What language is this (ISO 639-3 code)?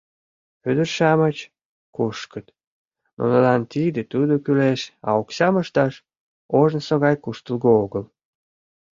chm